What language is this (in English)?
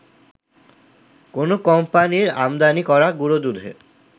Bangla